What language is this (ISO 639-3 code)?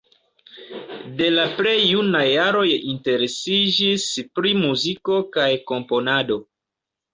epo